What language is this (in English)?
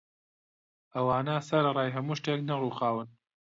Central Kurdish